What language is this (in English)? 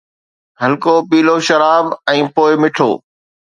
Sindhi